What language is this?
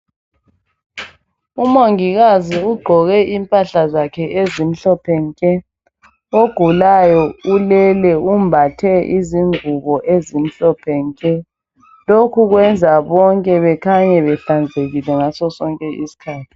North Ndebele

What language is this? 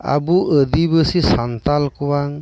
Santali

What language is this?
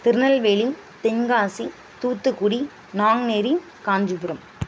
Tamil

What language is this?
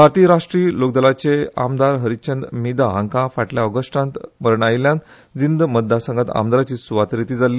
Konkani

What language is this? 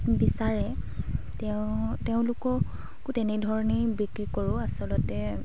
Assamese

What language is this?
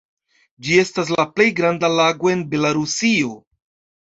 Esperanto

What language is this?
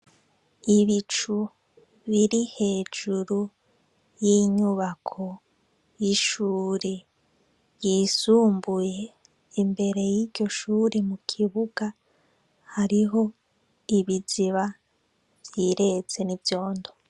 Rundi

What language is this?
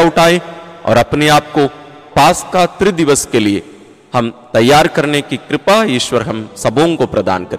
Hindi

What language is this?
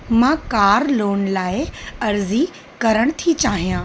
Sindhi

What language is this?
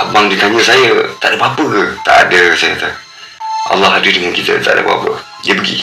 Malay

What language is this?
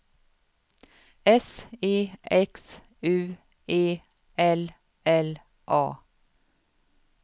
Swedish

